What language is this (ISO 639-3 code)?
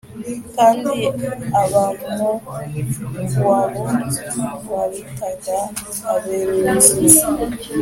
kin